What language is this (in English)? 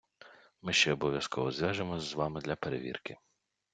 Ukrainian